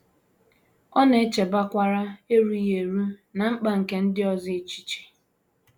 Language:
Igbo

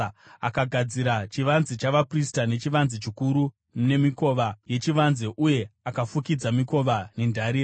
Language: Shona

